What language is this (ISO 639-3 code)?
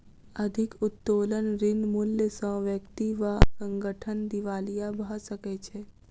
mai